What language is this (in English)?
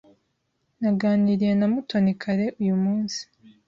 Kinyarwanda